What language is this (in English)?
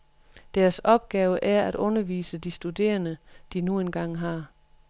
Danish